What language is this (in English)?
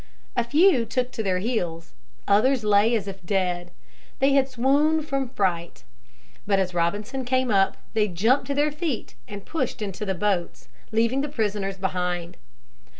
English